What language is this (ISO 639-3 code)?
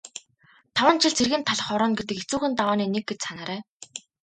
mon